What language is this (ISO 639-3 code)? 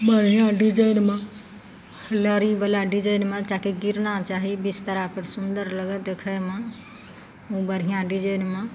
mai